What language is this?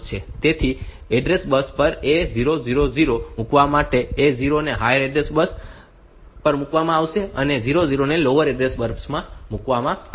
Gujarati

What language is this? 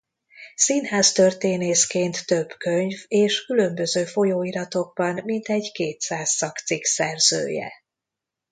Hungarian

